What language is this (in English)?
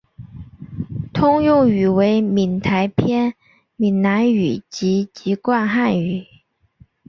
Chinese